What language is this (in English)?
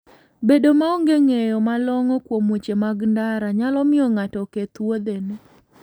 Luo (Kenya and Tanzania)